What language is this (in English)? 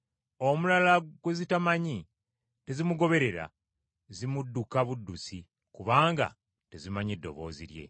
Ganda